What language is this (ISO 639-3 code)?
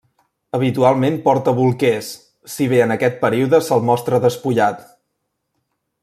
cat